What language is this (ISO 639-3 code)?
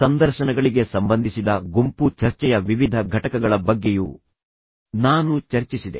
kan